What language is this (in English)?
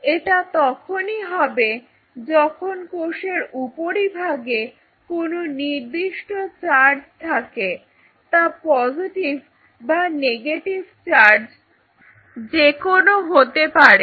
Bangla